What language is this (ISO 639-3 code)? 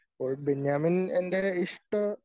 mal